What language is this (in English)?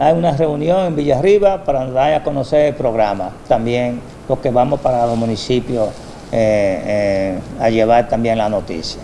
Spanish